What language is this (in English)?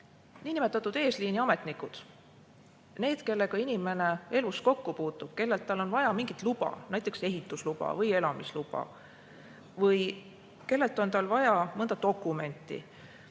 Estonian